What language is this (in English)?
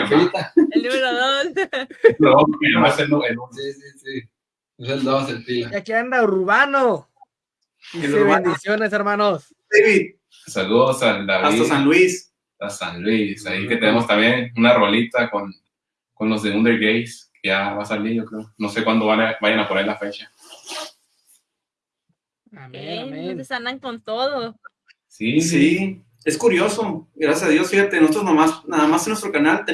Spanish